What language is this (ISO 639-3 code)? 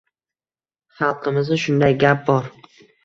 uzb